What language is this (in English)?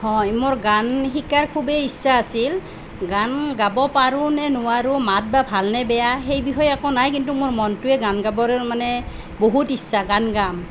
Assamese